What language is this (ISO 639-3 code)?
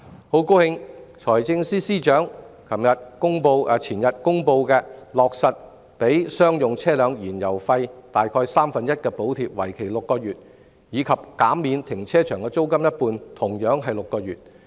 yue